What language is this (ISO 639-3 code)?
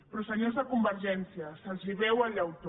cat